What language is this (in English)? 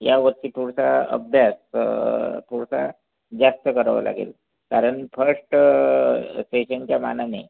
Marathi